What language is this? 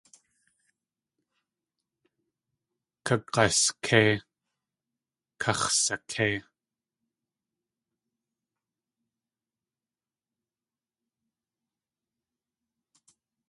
Tlingit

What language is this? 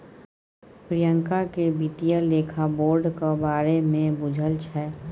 Maithili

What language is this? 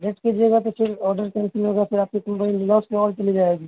Urdu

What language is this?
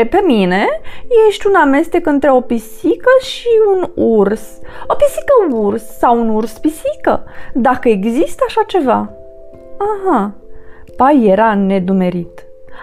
Romanian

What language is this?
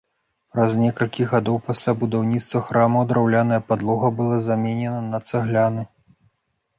Belarusian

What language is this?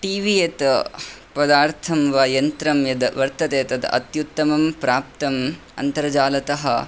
Sanskrit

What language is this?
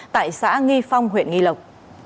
Vietnamese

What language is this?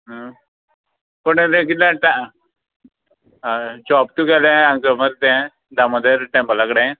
Konkani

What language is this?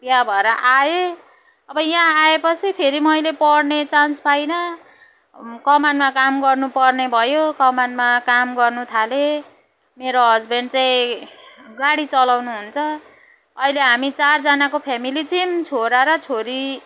Nepali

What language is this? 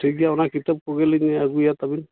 Santali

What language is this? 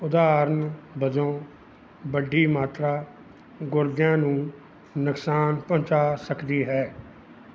Punjabi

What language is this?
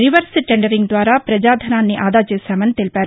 Telugu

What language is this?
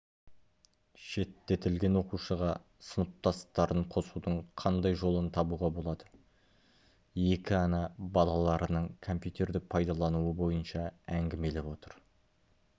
Kazakh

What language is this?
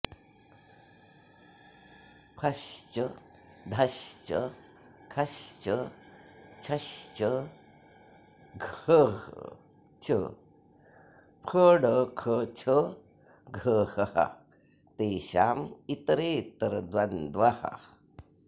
Sanskrit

